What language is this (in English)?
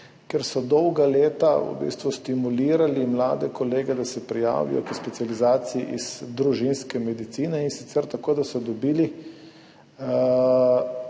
Slovenian